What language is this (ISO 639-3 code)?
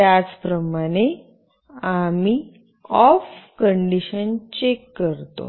mar